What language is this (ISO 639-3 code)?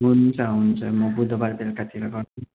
nep